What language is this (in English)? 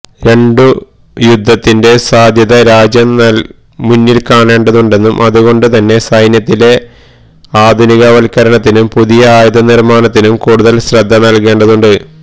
Malayalam